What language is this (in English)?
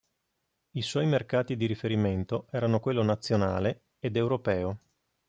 Italian